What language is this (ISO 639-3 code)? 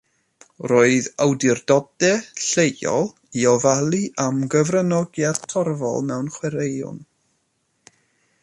cym